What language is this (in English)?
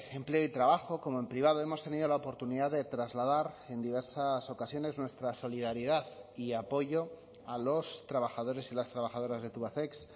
Spanish